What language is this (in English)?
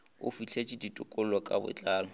Northern Sotho